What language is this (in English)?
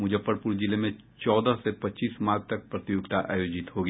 Hindi